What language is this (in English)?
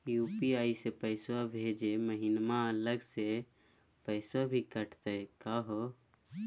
Magahi